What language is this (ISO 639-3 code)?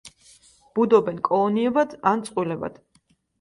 kat